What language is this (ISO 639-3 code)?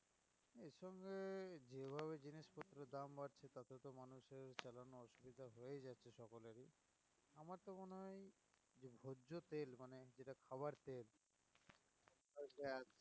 ben